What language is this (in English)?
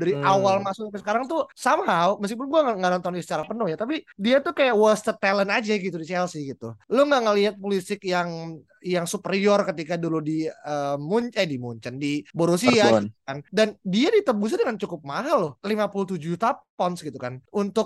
Indonesian